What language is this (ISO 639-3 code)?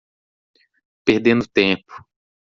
por